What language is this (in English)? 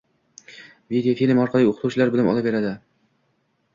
Uzbek